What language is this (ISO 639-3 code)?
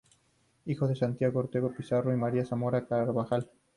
spa